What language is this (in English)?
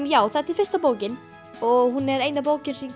Icelandic